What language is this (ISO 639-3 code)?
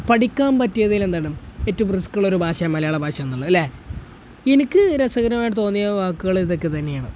mal